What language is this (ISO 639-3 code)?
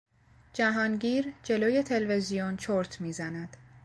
fas